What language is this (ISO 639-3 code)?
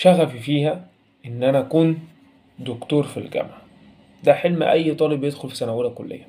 ara